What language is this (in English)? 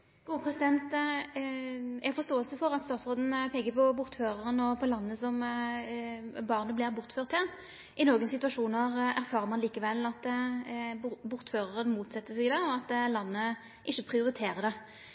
Norwegian Nynorsk